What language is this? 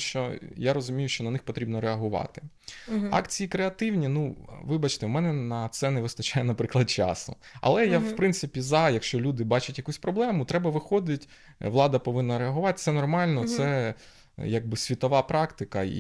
Ukrainian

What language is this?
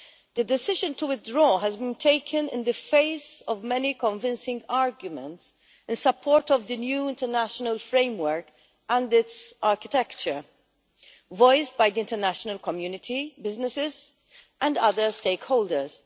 English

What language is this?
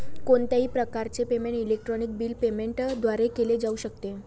Marathi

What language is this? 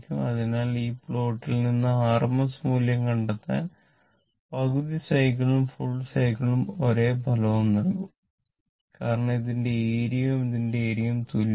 Malayalam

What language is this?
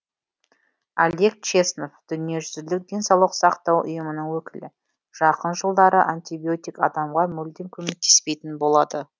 Kazakh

